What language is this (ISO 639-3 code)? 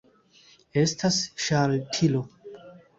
epo